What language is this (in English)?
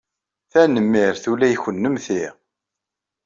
Kabyle